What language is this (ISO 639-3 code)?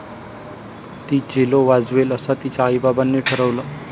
mar